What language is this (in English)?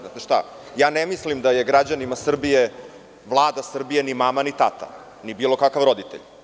Serbian